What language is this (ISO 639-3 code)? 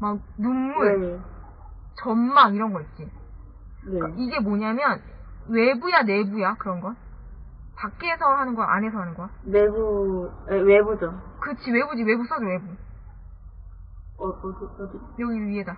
kor